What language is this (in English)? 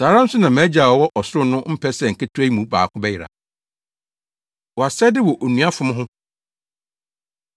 Akan